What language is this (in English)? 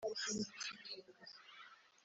Kinyarwanda